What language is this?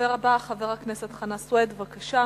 Hebrew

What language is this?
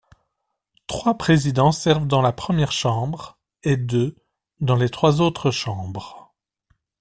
French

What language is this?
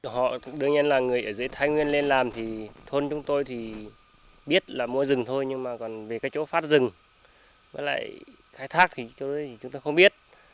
Vietnamese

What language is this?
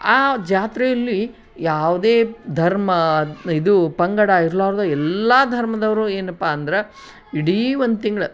Kannada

